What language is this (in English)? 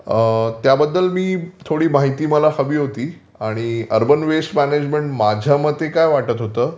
Marathi